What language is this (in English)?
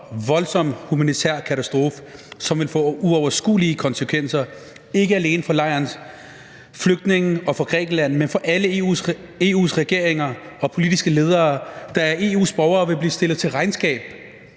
Danish